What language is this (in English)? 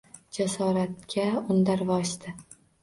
Uzbek